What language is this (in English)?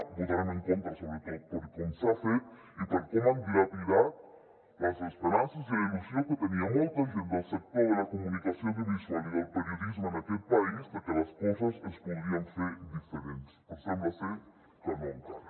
Catalan